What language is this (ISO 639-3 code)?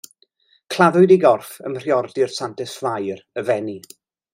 cym